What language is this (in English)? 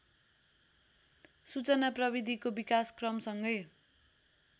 Nepali